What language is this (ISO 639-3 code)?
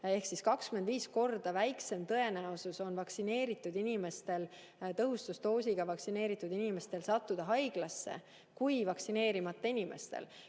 est